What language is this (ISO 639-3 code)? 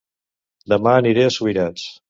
cat